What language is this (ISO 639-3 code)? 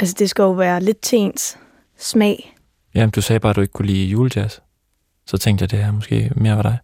dan